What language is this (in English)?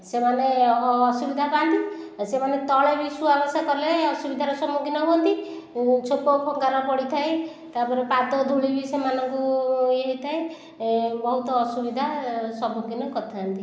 Odia